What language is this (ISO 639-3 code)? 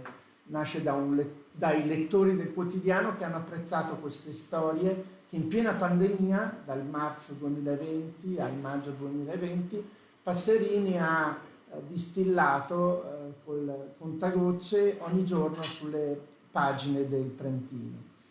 ita